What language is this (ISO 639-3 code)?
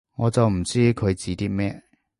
yue